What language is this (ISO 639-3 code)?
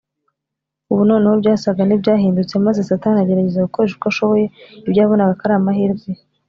kin